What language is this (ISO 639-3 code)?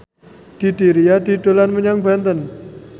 jav